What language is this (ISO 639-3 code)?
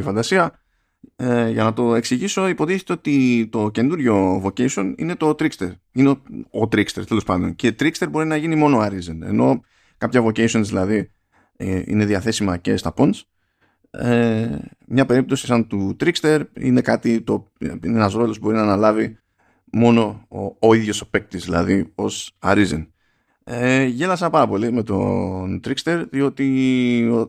ell